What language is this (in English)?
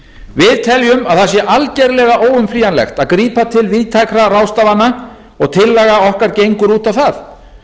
Icelandic